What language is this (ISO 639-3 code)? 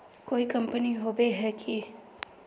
mag